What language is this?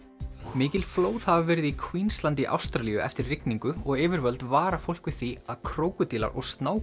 Icelandic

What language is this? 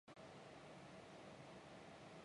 Chinese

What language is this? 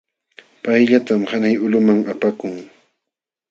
Jauja Wanca Quechua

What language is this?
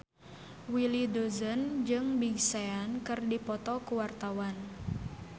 Sundanese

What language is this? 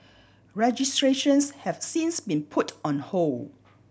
English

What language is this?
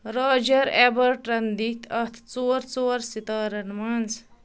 Kashmiri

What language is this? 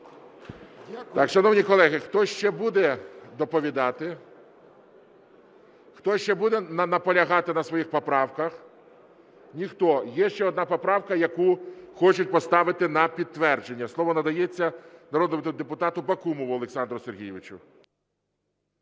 Ukrainian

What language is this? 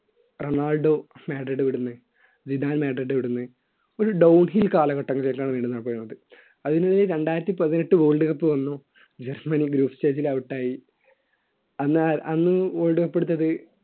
Malayalam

